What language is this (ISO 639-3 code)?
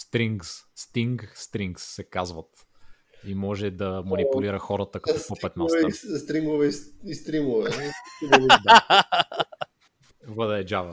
bul